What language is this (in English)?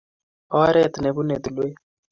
Kalenjin